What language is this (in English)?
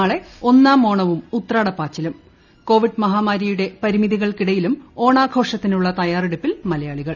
Malayalam